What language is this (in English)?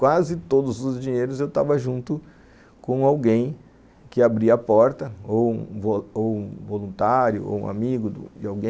Portuguese